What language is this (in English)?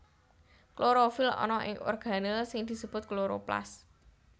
Javanese